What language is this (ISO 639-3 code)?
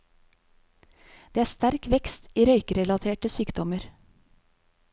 nor